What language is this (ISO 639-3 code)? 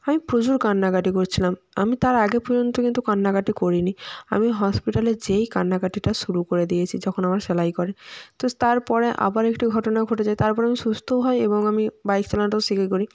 ben